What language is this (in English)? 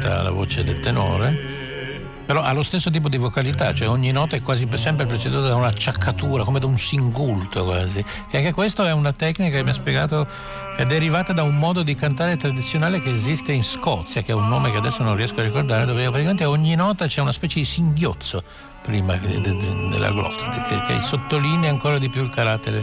Italian